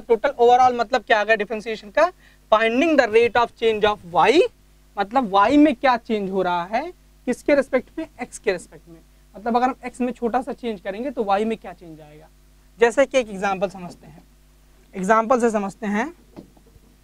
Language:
Hindi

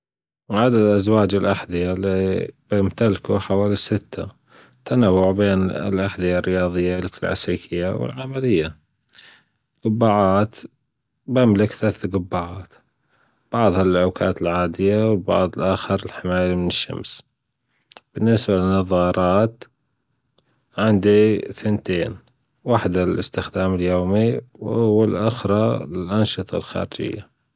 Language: Gulf Arabic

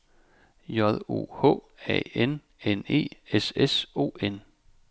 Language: Danish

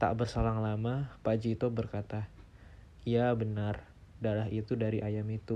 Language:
Indonesian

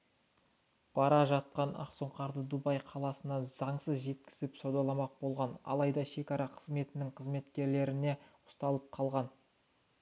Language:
Kazakh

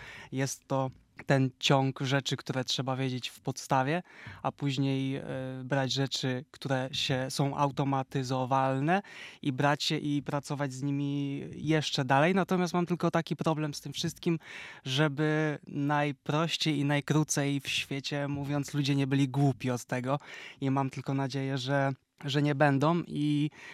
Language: Polish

